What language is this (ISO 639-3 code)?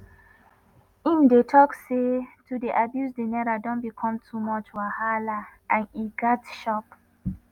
pcm